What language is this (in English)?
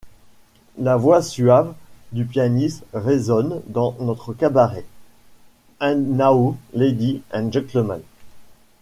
French